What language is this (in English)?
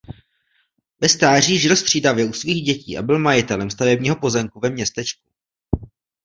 Czech